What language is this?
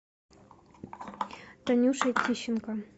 Russian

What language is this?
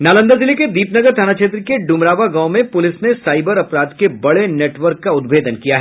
Hindi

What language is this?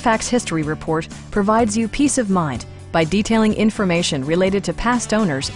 English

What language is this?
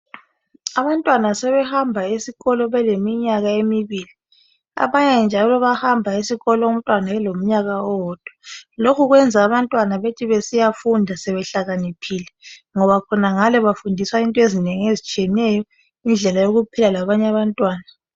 North Ndebele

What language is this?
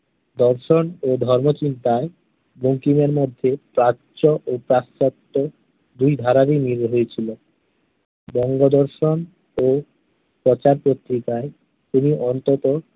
Bangla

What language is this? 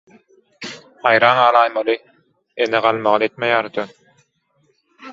Turkmen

